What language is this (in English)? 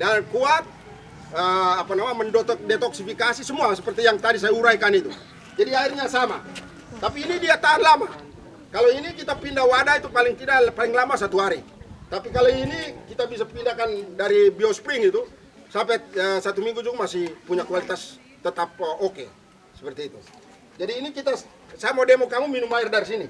Indonesian